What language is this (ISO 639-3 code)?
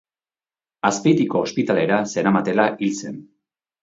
eus